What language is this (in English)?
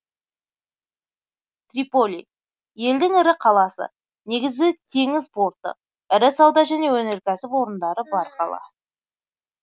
Kazakh